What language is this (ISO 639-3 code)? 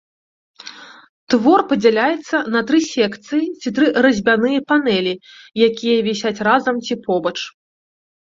bel